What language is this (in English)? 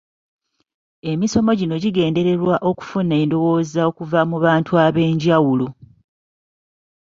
Ganda